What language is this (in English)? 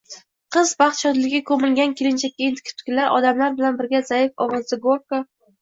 Uzbek